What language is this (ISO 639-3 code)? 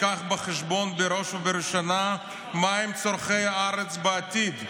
heb